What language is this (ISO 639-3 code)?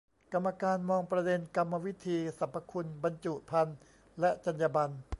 tha